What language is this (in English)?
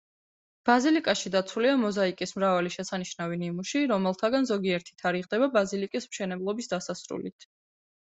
Georgian